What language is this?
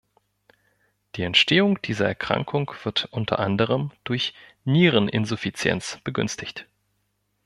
German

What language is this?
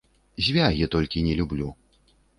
Belarusian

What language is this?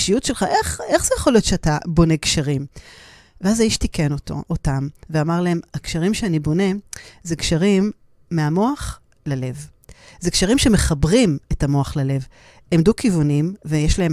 Hebrew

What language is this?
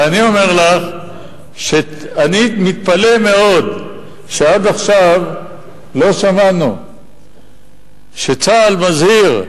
Hebrew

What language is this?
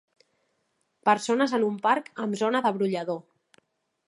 Catalan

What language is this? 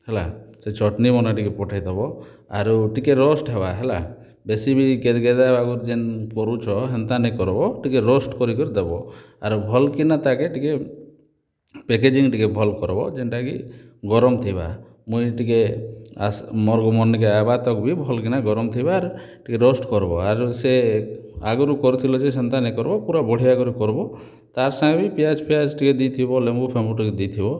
Odia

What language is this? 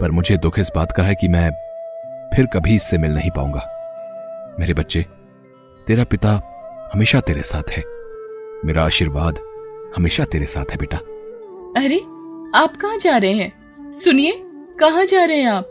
Hindi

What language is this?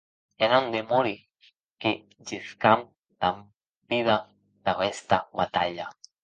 Occitan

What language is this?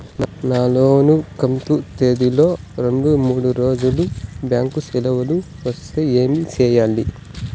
Telugu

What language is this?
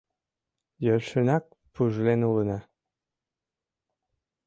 Mari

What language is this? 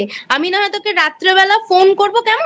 Bangla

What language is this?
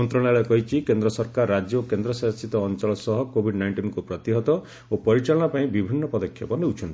Odia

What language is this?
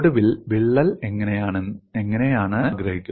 Malayalam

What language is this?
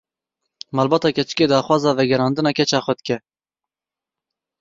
Kurdish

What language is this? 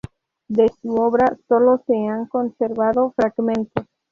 Spanish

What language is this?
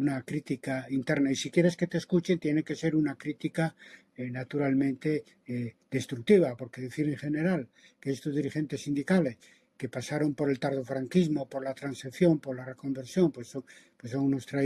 Spanish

